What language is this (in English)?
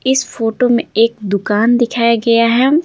Hindi